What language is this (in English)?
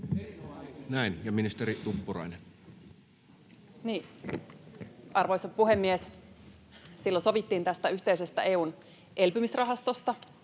Finnish